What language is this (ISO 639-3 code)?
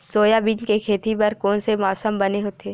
hne